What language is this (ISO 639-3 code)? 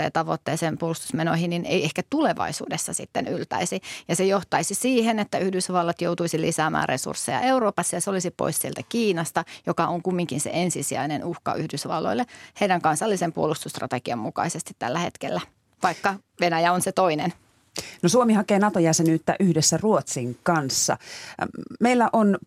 fin